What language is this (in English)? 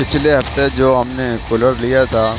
Urdu